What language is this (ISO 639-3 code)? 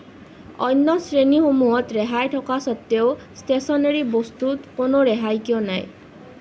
asm